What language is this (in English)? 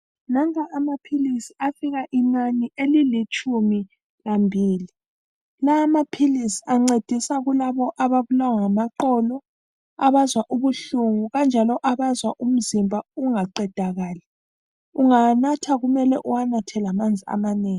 North Ndebele